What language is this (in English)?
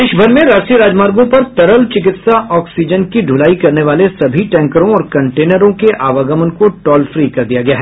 Hindi